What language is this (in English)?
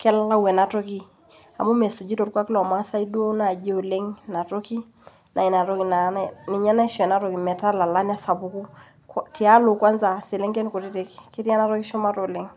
Masai